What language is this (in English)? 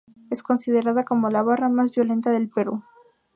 Spanish